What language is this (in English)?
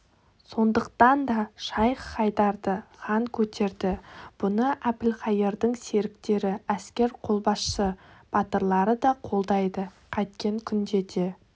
Kazakh